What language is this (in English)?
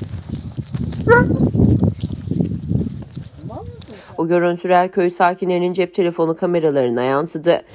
Turkish